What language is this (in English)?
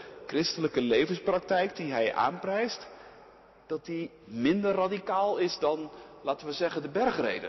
Dutch